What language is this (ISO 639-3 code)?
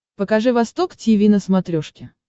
rus